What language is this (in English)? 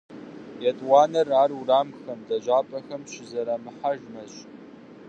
Kabardian